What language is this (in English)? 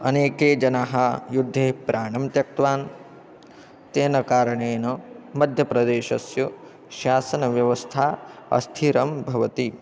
Sanskrit